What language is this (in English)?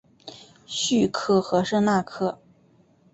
Chinese